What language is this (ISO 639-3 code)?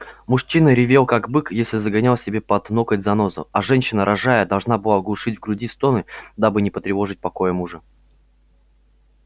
rus